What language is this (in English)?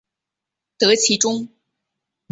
Chinese